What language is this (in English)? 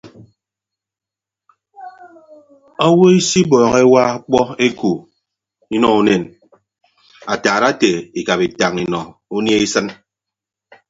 Ibibio